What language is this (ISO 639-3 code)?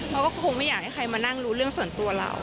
tha